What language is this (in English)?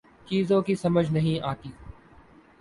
Urdu